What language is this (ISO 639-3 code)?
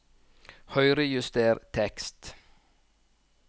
nor